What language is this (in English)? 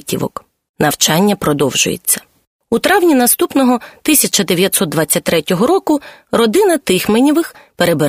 Ukrainian